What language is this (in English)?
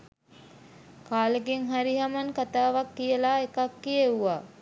Sinhala